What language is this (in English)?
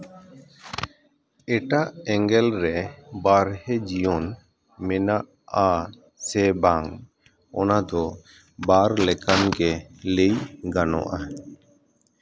Santali